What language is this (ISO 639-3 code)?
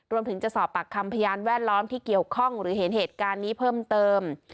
tha